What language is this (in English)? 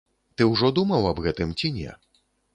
Belarusian